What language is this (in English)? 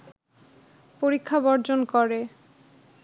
Bangla